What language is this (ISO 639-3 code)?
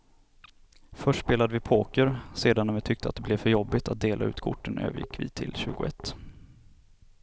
swe